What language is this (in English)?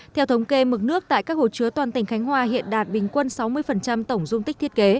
Vietnamese